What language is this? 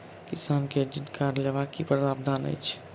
Maithili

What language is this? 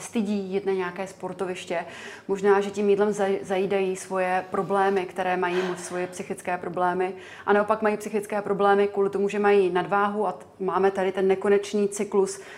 Czech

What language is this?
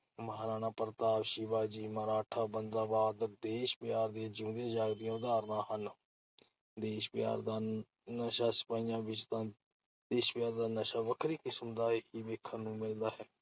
Punjabi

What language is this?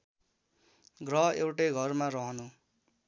Nepali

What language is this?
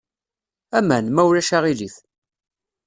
Kabyle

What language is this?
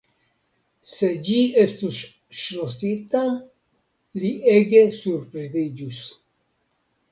Esperanto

